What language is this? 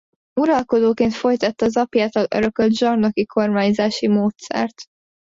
Hungarian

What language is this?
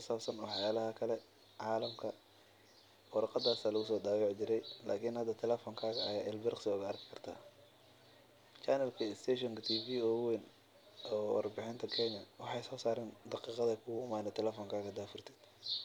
Somali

